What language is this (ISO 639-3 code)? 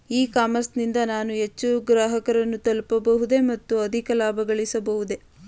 kan